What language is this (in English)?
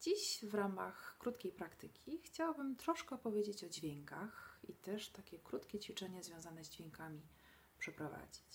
Polish